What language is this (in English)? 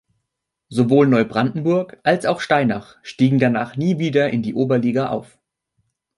German